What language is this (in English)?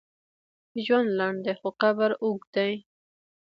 Pashto